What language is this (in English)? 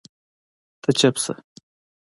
Pashto